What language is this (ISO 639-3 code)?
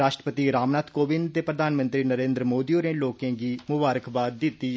doi